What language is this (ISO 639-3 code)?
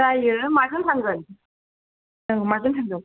brx